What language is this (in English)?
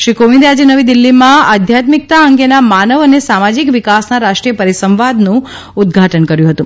Gujarati